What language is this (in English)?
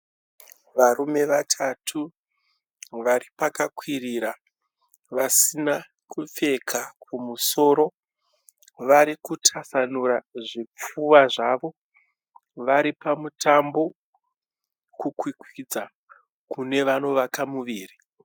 Shona